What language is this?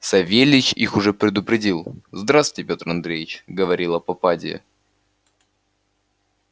Russian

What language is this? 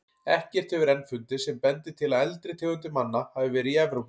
Icelandic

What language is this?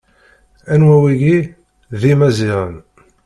Kabyle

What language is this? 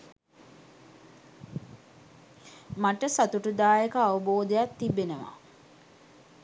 Sinhala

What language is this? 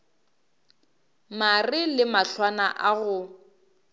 Northern Sotho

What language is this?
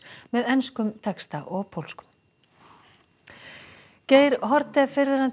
Icelandic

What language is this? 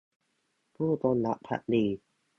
Thai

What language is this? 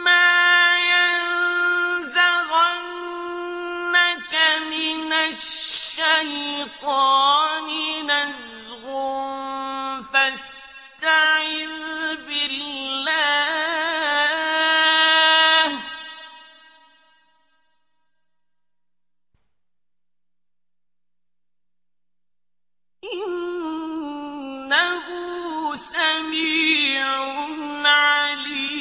Arabic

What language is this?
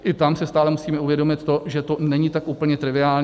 Czech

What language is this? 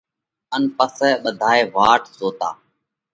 Parkari Koli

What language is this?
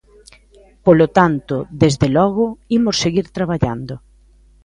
Galician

